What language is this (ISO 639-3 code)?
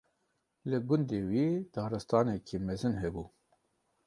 kur